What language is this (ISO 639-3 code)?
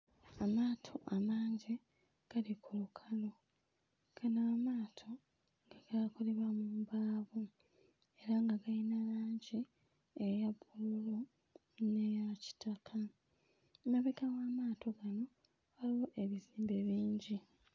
lug